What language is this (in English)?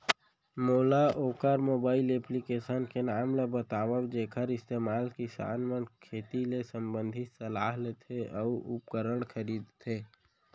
Chhattisgarhi